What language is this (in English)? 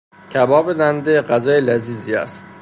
Persian